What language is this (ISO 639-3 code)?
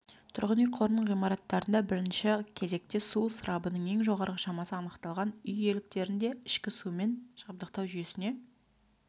kaz